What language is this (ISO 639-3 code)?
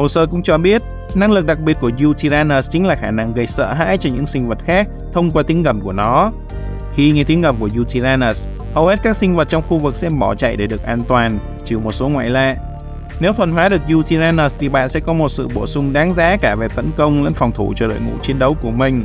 vie